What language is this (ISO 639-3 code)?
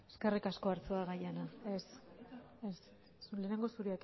eus